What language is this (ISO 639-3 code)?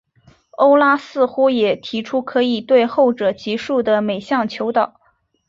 zho